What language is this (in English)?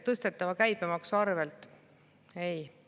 Estonian